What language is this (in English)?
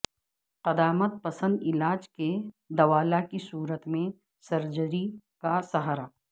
Urdu